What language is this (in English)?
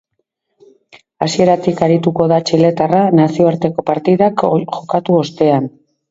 Basque